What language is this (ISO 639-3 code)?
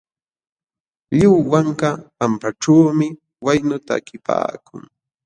qxw